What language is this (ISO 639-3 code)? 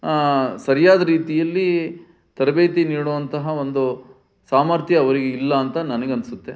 kan